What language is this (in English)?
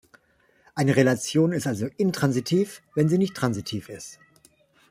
German